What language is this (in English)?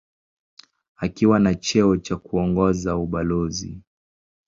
Swahili